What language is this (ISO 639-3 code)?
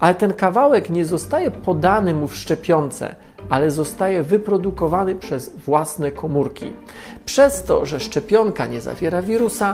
pol